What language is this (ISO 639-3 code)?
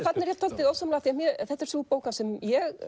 isl